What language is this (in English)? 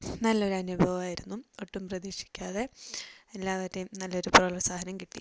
Malayalam